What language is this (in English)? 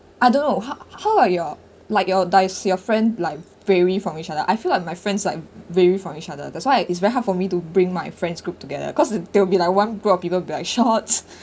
English